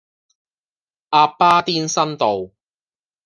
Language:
Cantonese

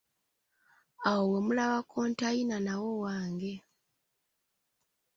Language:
Ganda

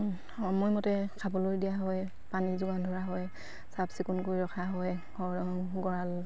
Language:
Assamese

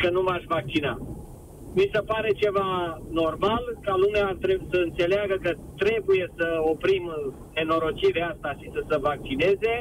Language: Romanian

